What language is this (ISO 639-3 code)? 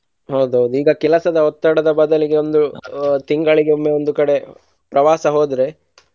kan